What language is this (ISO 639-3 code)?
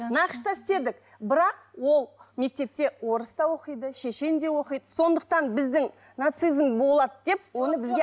kaz